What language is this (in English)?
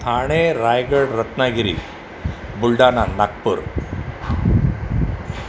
Sindhi